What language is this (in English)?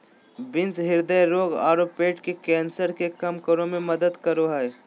Magahi